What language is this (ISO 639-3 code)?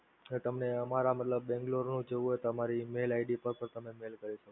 guj